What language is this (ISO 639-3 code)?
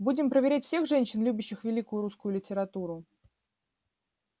rus